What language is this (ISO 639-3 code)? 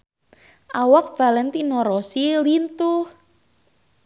sun